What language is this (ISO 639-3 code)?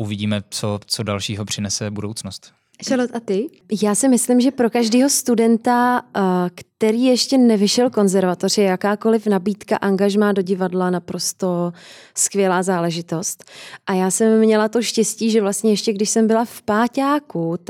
ces